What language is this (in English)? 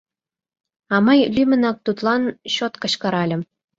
Mari